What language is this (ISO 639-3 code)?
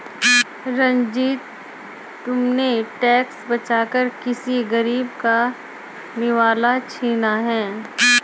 hin